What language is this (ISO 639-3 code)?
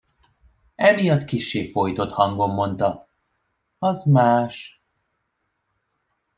hun